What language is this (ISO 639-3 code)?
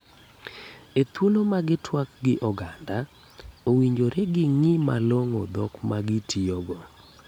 luo